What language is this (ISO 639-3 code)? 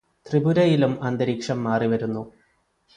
mal